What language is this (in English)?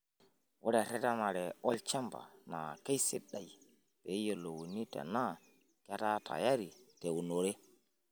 Masai